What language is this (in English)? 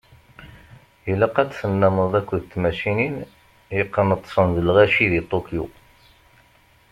Kabyle